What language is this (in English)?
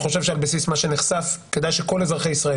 Hebrew